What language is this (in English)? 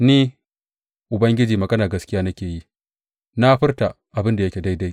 Hausa